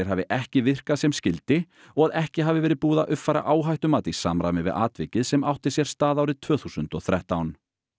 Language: Icelandic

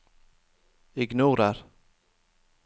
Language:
Norwegian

